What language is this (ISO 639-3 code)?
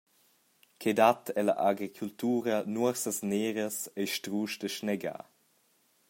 roh